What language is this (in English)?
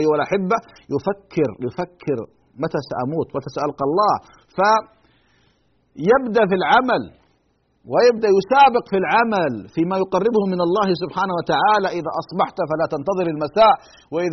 Arabic